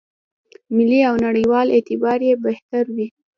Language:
Pashto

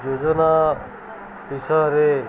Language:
Odia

